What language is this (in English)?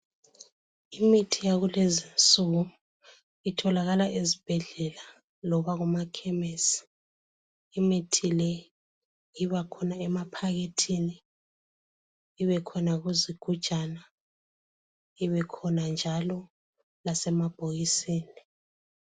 North Ndebele